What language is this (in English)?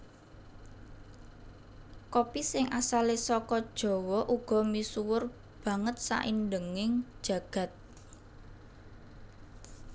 Javanese